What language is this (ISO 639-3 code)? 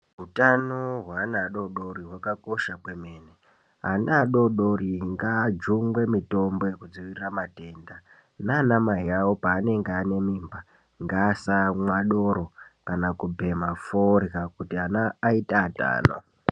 ndc